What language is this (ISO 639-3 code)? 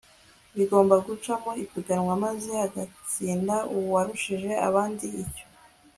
kin